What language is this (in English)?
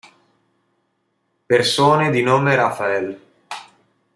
Italian